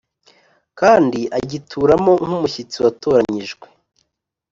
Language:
Kinyarwanda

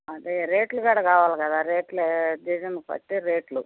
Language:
Telugu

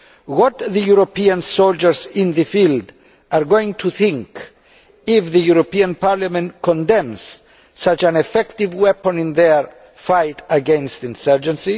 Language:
English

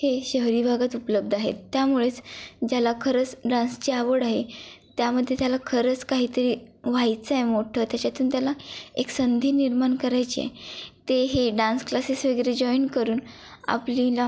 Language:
Marathi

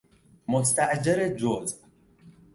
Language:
Persian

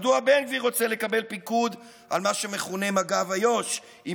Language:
Hebrew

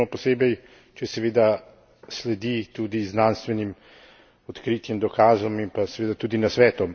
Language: Slovenian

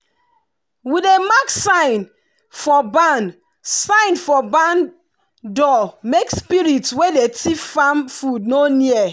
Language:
Nigerian Pidgin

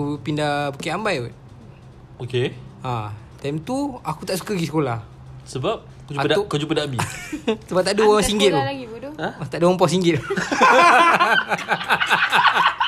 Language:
Malay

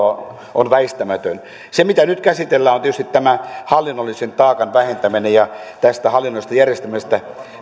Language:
Finnish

